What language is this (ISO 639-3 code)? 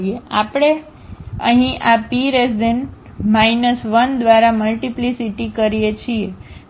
guj